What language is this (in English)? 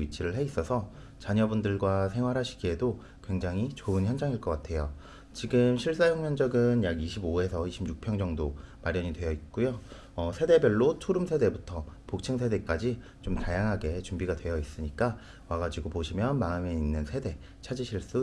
Korean